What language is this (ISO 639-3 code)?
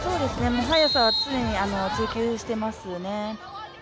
jpn